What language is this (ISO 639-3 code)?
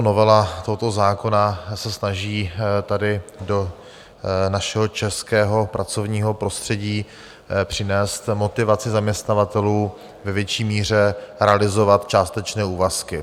ces